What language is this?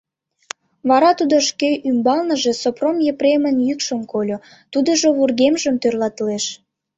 Mari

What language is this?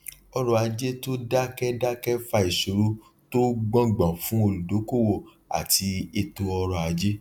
Yoruba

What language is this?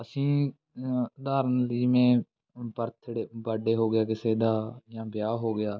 Punjabi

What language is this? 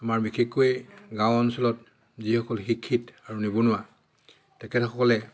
Assamese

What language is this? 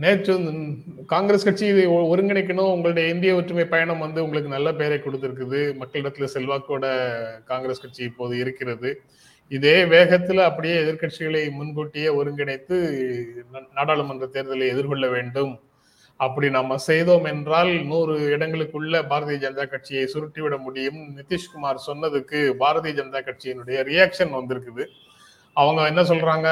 Tamil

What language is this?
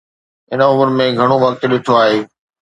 Sindhi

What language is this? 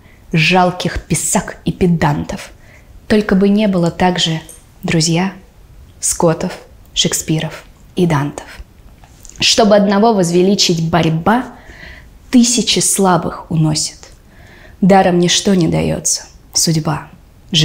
Russian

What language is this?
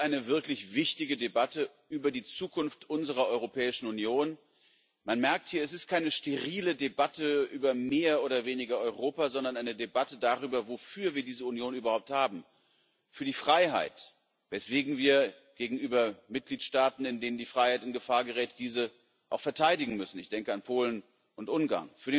German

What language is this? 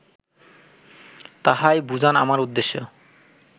Bangla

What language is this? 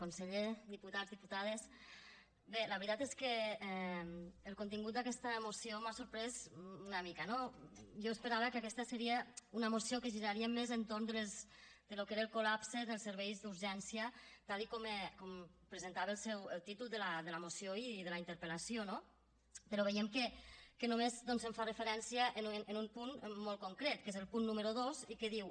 Catalan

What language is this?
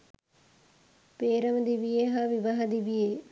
Sinhala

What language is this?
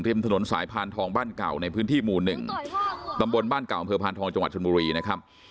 Thai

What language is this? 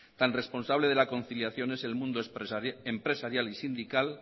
Spanish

